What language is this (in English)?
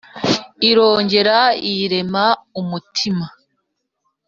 Kinyarwanda